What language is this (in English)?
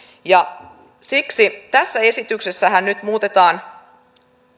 Finnish